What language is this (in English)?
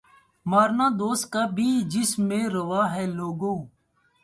Urdu